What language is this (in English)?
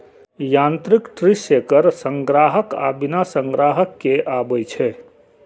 Maithili